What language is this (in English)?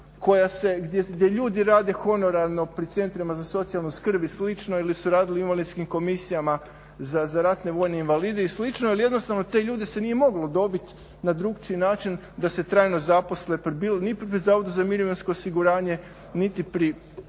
Croatian